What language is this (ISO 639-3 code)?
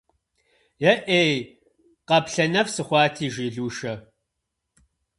kbd